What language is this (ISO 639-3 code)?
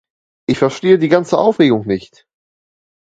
deu